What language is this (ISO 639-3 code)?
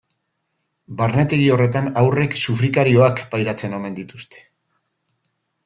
eus